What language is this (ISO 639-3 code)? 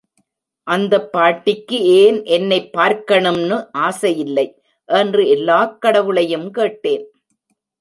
tam